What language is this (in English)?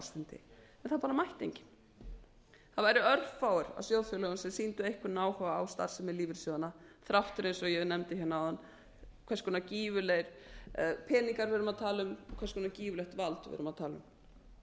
Icelandic